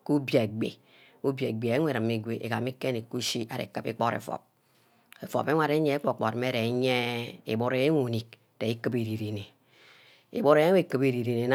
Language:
Ubaghara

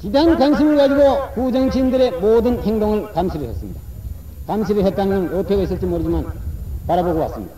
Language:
Korean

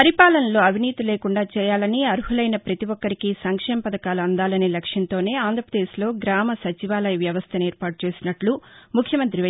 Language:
Telugu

